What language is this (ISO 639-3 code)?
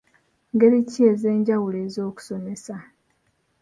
lug